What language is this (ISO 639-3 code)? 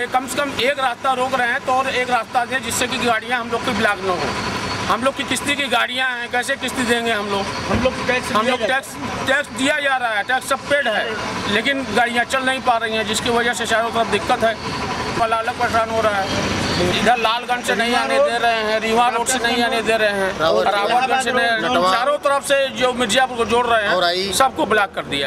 tur